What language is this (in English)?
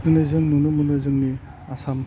Bodo